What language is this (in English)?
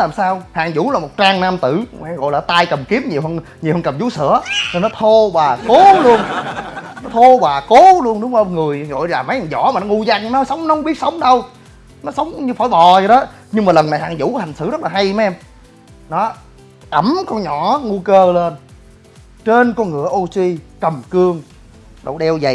Vietnamese